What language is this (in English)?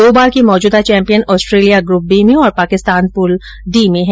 Hindi